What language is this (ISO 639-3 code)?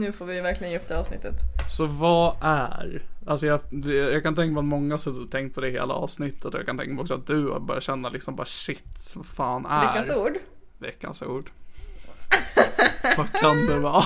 swe